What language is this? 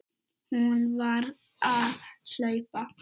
Icelandic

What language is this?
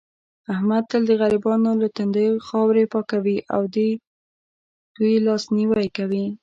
Pashto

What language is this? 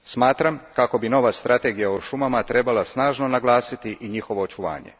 Croatian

